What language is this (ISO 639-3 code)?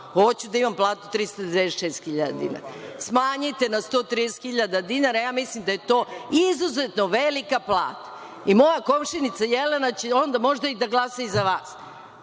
srp